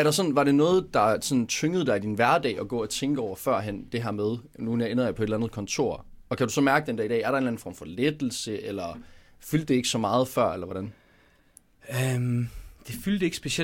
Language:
Danish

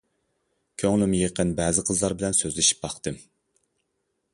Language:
Uyghur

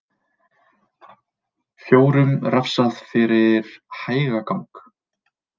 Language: Icelandic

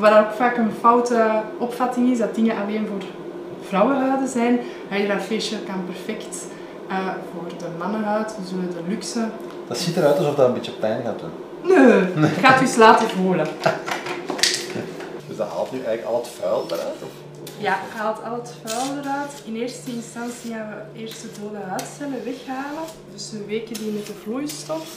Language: Dutch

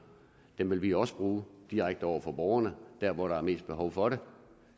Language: Danish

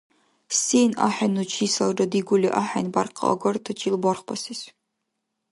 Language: Dargwa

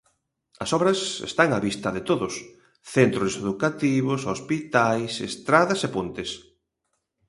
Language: Galician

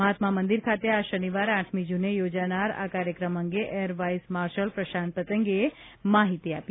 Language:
Gujarati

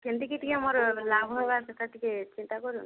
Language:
Odia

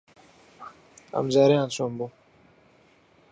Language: Central Kurdish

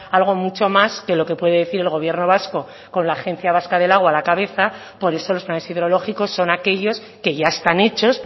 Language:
Spanish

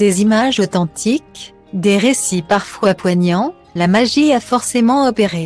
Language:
French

